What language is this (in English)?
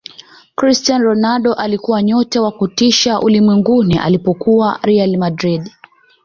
Swahili